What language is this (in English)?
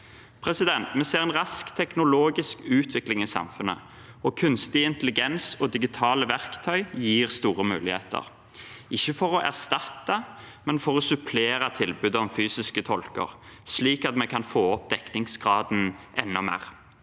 Norwegian